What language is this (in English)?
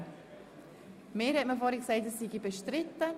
Swiss German